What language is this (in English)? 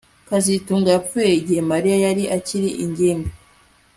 Kinyarwanda